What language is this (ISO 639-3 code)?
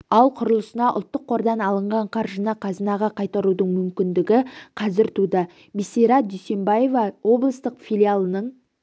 kaz